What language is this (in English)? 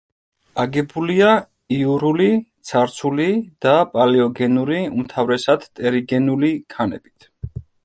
Georgian